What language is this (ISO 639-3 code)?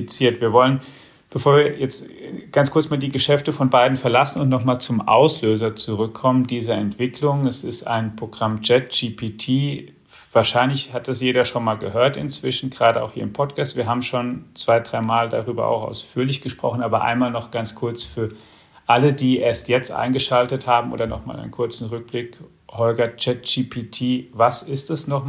deu